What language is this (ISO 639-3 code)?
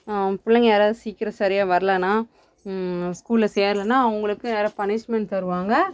tam